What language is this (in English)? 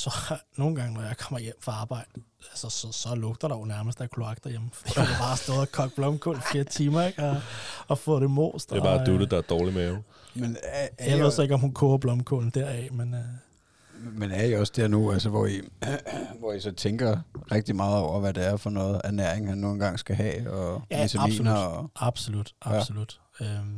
Danish